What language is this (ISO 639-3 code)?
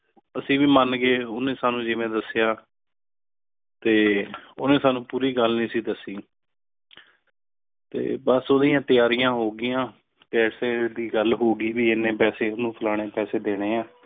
pan